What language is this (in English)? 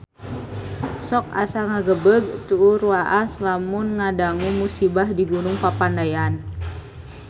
Sundanese